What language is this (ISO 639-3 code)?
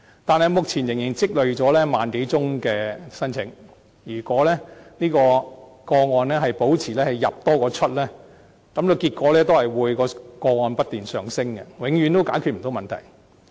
yue